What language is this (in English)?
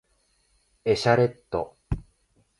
Japanese